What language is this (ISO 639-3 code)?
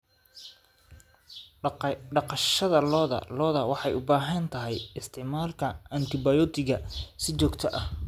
som